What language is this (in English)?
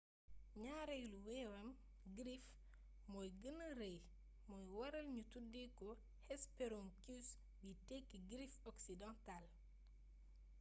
Wolof